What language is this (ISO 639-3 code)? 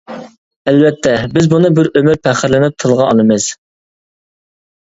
uig